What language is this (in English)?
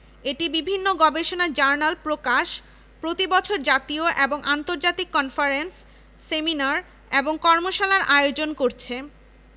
Bangla